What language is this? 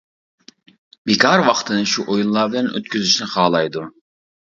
Uyghur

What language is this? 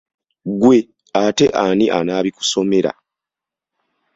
Ganda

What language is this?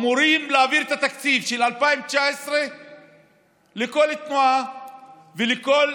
Hebrew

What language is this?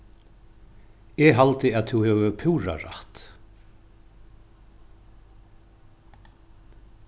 Faroese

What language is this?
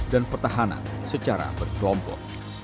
Indonesian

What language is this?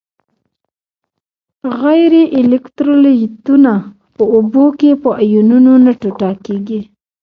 Pashto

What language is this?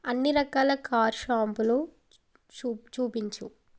Telugu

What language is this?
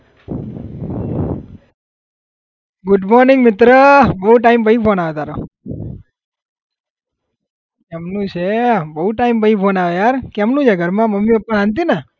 Gujarati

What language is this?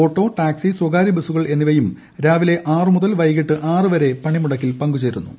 Malayalam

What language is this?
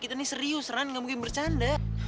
Indonesian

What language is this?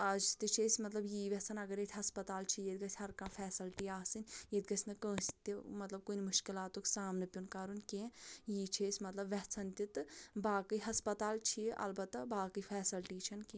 Kashmiri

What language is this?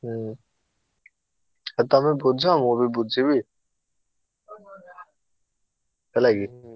Odia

